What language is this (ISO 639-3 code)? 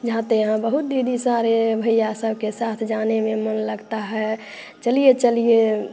hin